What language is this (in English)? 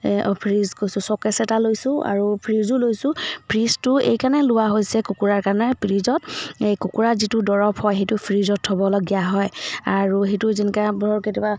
Assamese